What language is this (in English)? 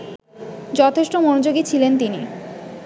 Bangla